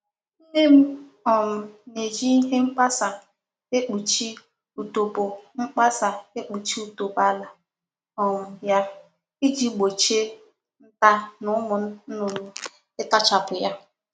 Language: Igbo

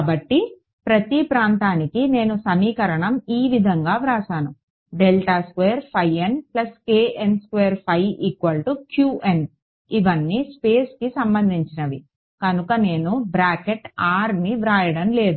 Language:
Telugu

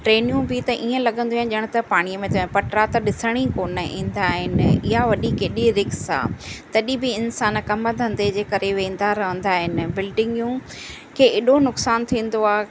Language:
Sindhi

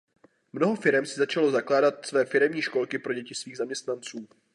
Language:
Czech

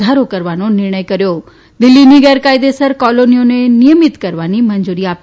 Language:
Gujarati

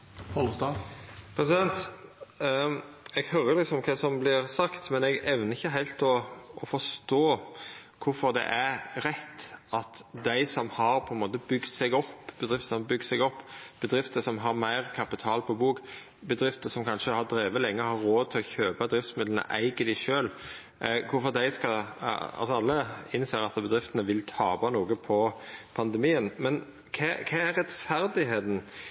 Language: Norwegian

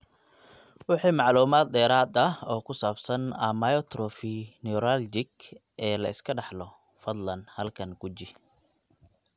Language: Somali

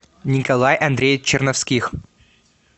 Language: Russian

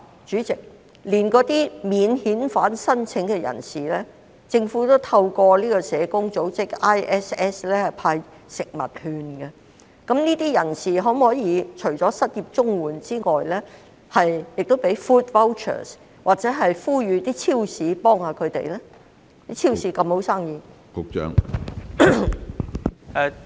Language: Cantonese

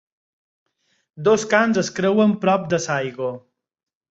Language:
Catalan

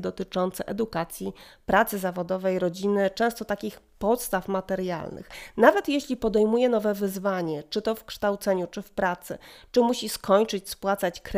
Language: Polish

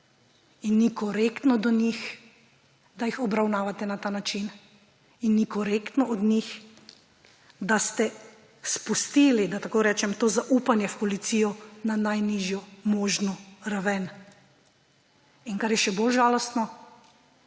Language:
Slovenian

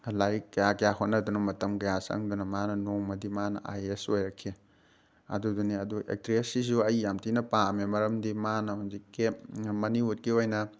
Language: Manipuri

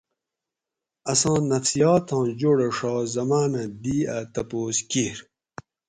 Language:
Gawri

